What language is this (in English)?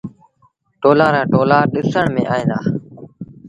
Sindhi Bhil